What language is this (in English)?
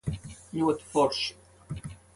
Latvian